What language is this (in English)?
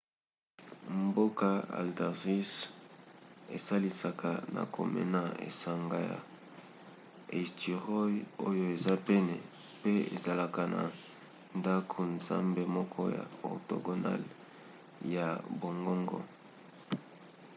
Lingala